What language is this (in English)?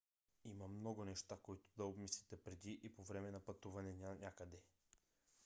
Bulgarian